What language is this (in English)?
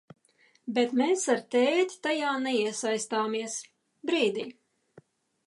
Latvian